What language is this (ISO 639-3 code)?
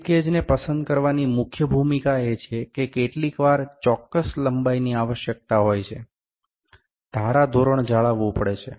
guj